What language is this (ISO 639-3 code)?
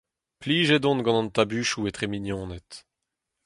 bre